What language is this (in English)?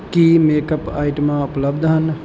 Punjabi